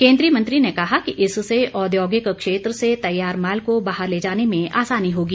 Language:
Hindi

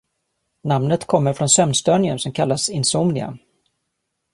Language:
Swedish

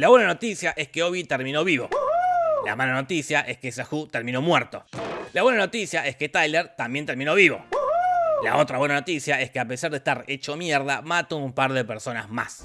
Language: Spanish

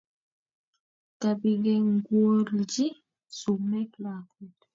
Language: Kalenjin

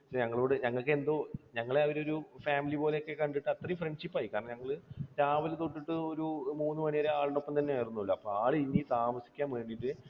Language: Malayalam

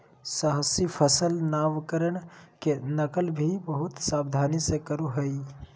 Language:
Magahi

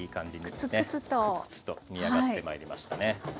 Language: Japanese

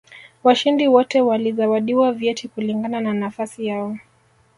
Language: Swahili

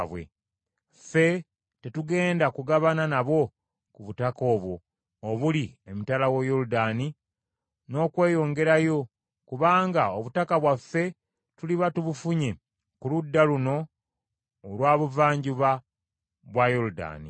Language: Ganda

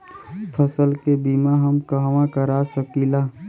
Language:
Bhojpuri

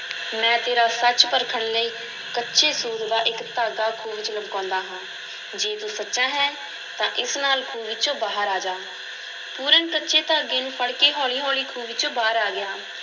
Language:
Punjabi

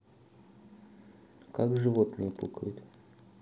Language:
Russian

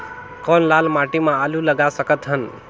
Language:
Chhattisgarhi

